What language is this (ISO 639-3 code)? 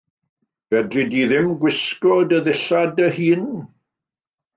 cym